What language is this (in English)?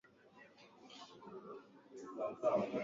Swahili